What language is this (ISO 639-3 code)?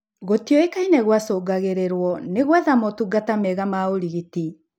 kik